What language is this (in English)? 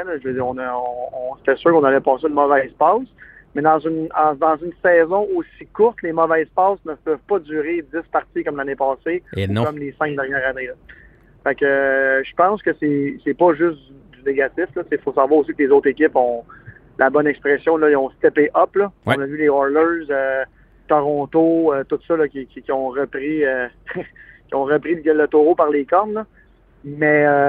French